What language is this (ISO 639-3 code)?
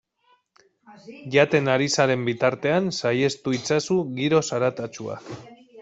eus